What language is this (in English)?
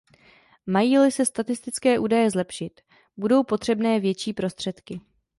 Czech